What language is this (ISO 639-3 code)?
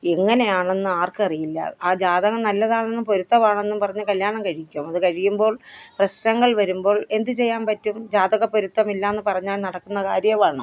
mal